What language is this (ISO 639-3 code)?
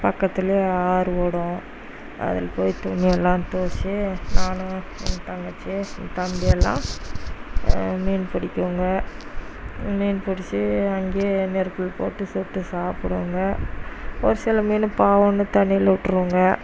tam